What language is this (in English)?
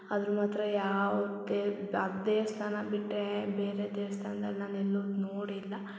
Kannada